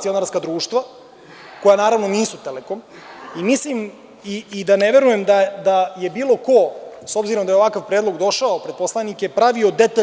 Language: Serbian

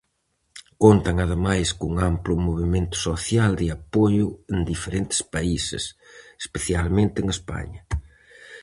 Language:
Galician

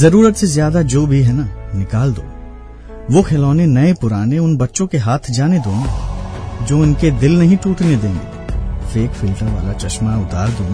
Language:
Hindi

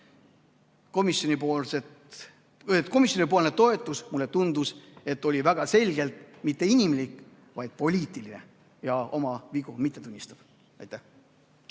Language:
Estonian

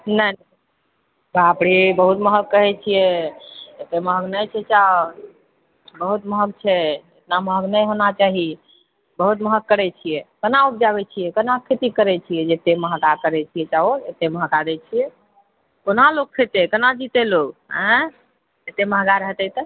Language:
Maithili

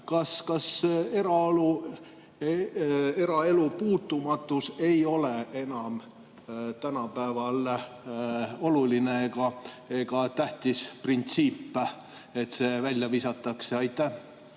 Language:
Estonian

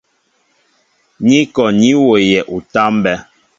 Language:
Mbo (Cameroon)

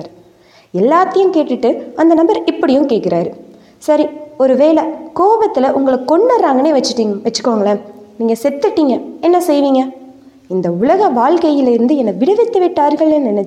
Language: Tamil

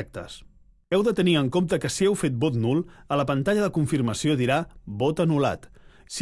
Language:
Catalan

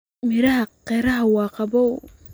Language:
Somali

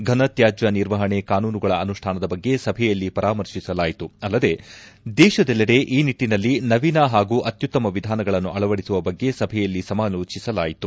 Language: Kannada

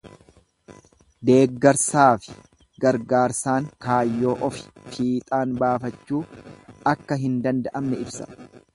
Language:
Oromo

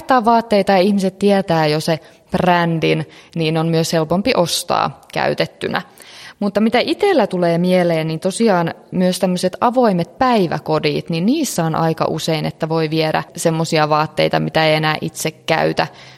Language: Finnish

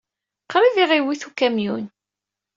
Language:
Kabyle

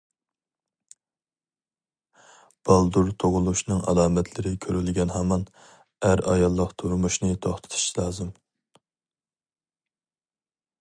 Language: Uyghur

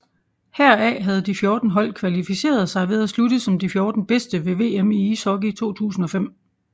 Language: Danish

